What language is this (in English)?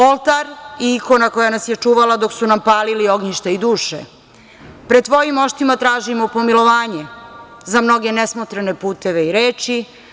Serbian